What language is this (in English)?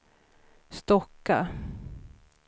Swedish